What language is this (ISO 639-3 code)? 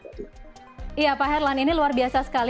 ind